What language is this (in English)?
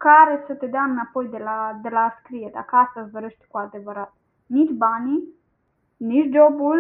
Romanian